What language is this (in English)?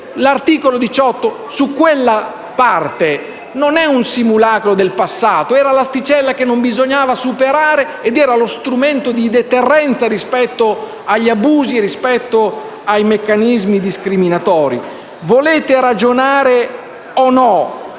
Italian